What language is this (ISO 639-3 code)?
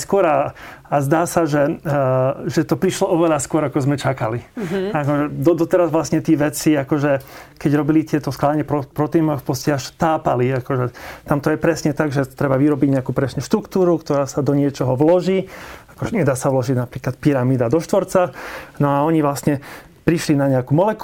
slk